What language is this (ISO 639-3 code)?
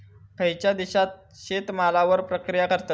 mar